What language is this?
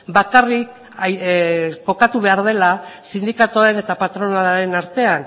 Basque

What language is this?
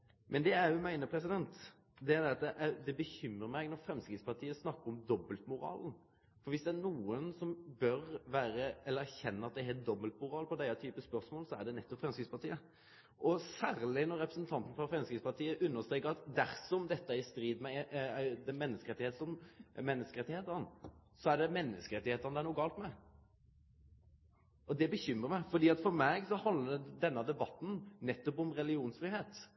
Norwegian Nynorsk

